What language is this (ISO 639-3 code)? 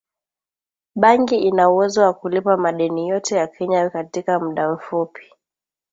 swa